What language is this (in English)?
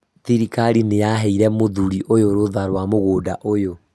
Kikuyu